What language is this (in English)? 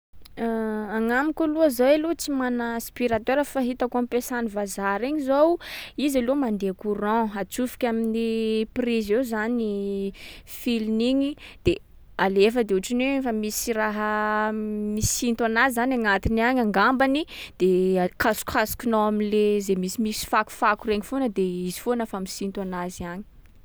Sakalava Malagasy